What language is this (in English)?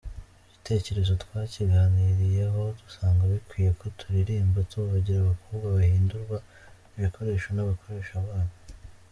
Kinyarwanda